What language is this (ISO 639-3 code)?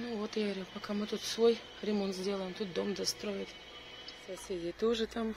rus